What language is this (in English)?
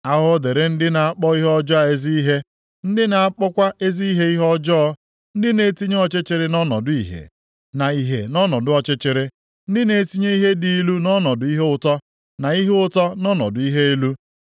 Igbo